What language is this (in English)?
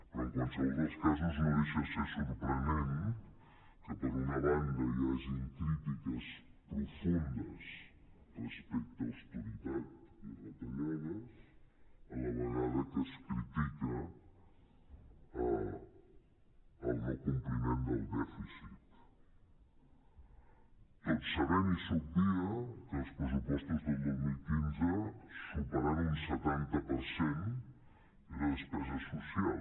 Catalan